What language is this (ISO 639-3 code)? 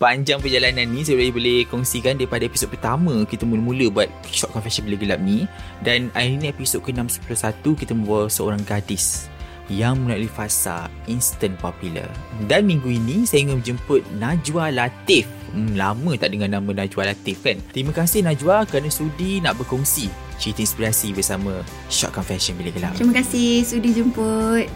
msa